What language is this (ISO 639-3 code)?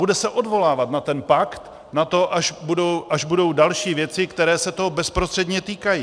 ces